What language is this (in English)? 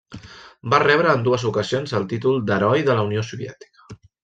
Catalan